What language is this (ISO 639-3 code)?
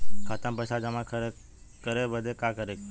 bho